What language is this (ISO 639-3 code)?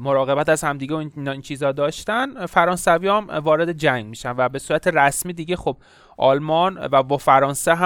fas